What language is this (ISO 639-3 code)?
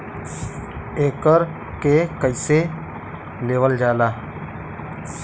bho